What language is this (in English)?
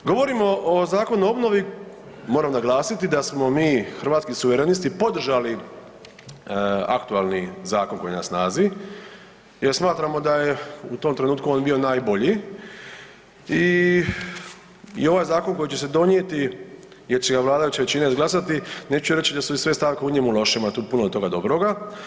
Croatian